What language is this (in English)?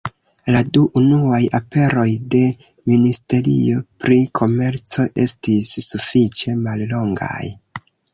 Esperanto